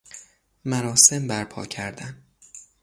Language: Persian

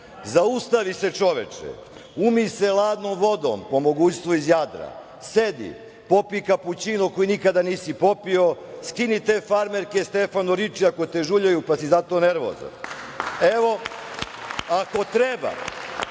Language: Serbian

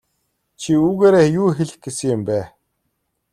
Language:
Mongolian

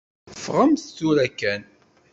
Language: Kabyle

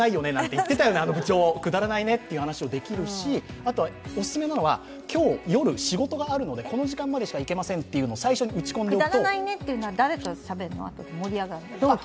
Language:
Japanese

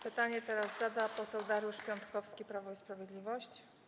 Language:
Polish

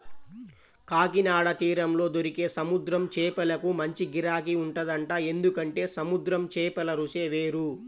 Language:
Telugu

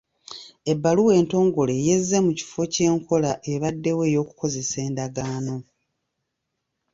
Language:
Ganda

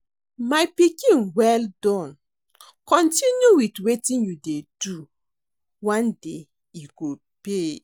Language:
Nigerian Pidgin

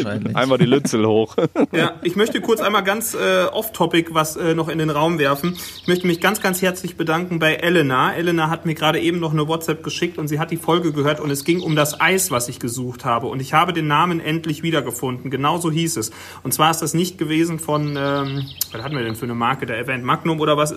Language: German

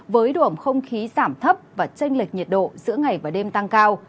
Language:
Vietnamese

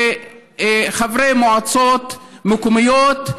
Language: Hebrew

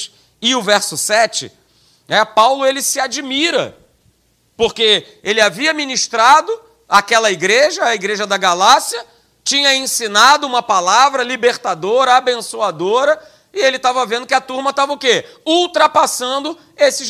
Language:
Portuguese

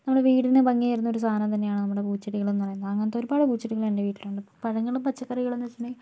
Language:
Malayalam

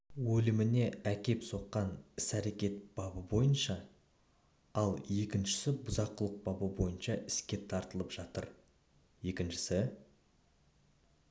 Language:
Kazakh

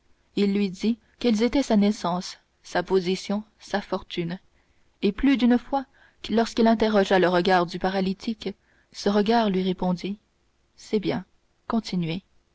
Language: French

